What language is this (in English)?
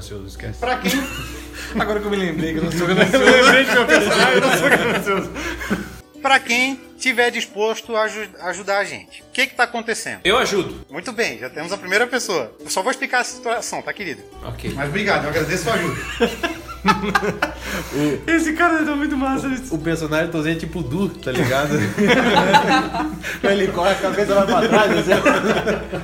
Portuguese